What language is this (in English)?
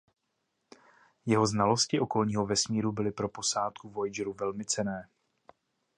Czech